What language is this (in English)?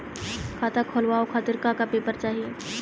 Bhojpuri